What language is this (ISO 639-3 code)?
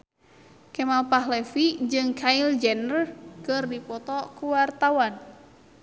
sun